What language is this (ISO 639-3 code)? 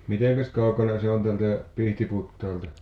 fin